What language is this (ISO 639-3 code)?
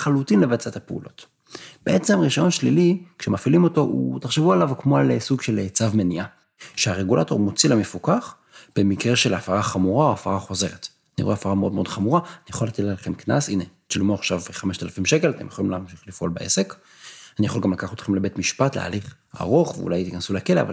heb